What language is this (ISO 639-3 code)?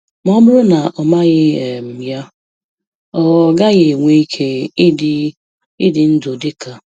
ibo